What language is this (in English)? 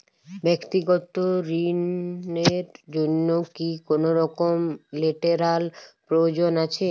Bangla